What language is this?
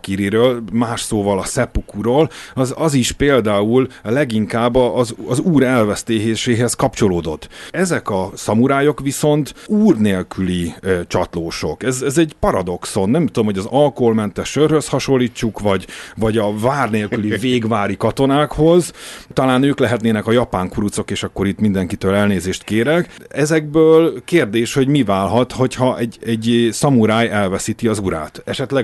Hungarian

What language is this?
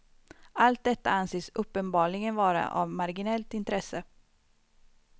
Swedish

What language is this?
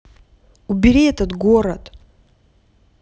Russian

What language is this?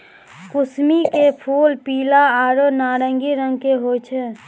Maithili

